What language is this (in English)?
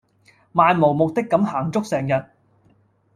Cantonese